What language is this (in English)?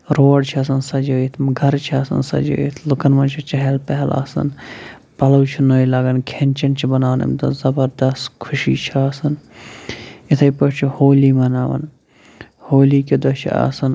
Kashmiri